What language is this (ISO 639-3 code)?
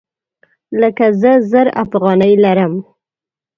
pus